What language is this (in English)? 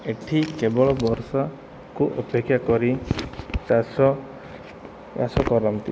Odia